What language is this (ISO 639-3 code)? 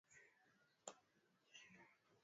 swa